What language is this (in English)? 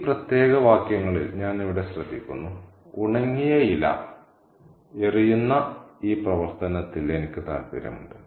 Malayalam